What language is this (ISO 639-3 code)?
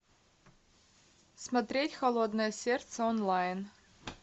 rus